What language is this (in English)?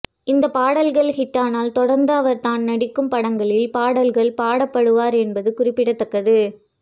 Tamil